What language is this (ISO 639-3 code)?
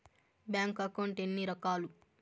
tel